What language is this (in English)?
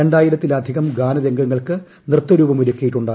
Malayalam